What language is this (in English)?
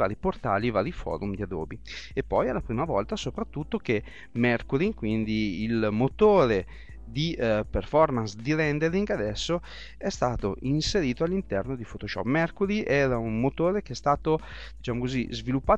Italian